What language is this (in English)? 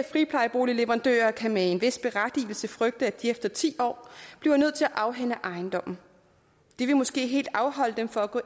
Danish